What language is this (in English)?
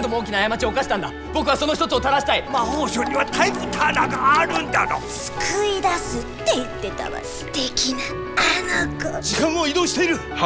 Japanese